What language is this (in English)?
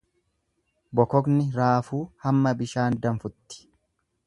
Oromo